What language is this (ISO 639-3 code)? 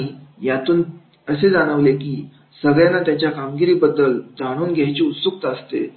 mar